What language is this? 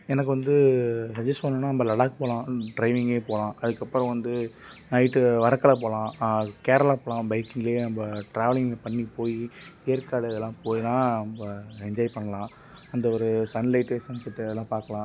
Tamil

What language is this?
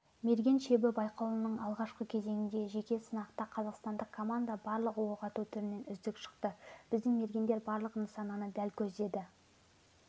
Kazakh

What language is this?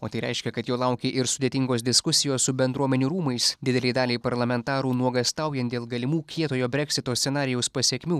Lithuanian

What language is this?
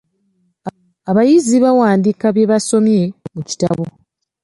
Ganda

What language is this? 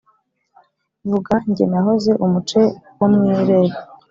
Kinyarwanda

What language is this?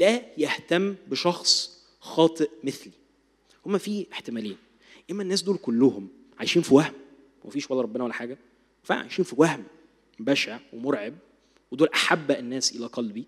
Arabic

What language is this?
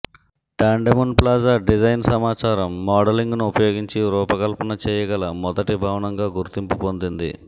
Telugu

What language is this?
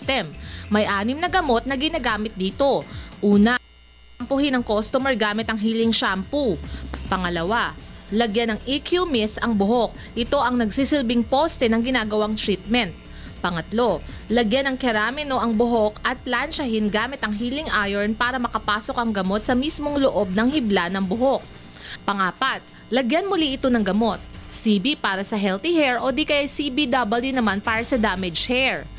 Filipino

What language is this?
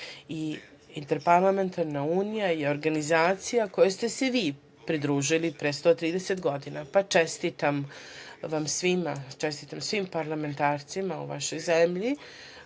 Serbian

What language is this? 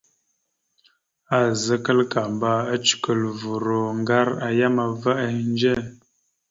Mada (Cameroon)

